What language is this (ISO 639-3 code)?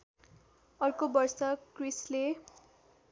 nep